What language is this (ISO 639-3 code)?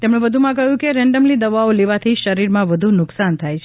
guj